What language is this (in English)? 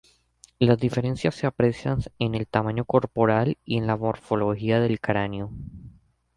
Spanish